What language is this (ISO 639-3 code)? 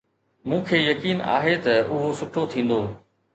snd